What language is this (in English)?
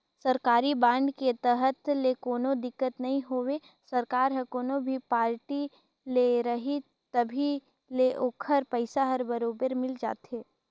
Chhattisgarhi